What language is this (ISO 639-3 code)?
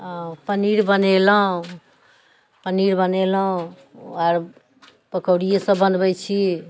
mai